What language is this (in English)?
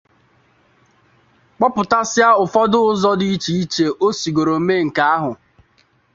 Igbo